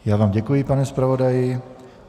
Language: Czech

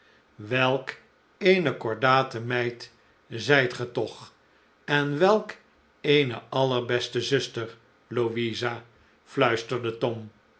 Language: Dutch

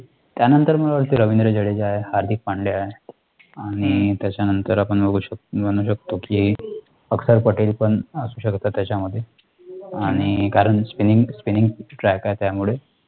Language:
Marathi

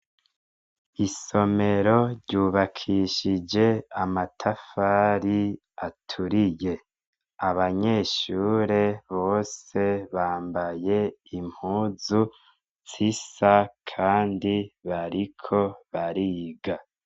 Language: Rundi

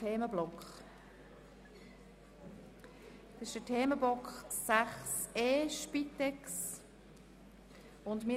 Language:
Swiss German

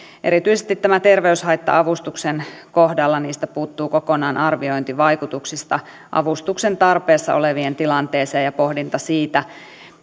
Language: Finnish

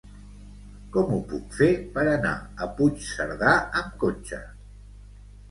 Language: Catalan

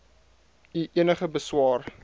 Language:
Afrikaans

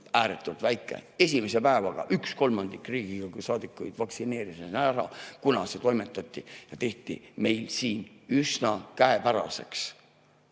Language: Estonian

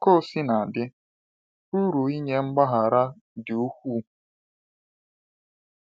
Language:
Igbo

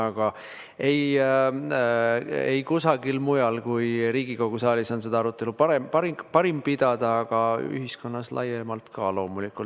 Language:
Estonian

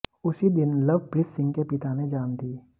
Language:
Hindi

